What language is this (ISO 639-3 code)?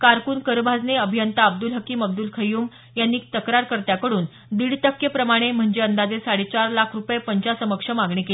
mar